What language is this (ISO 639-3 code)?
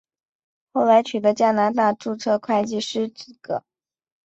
zho